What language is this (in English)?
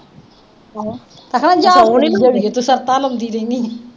Punjabi